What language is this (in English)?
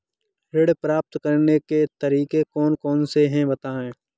Hindi